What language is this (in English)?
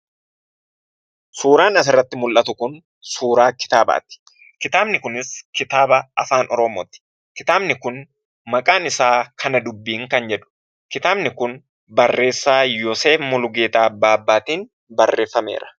Oromo